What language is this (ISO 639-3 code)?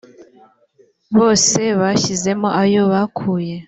kin